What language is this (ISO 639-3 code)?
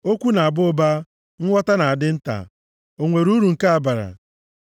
ibo